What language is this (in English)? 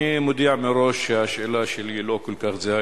Hebrew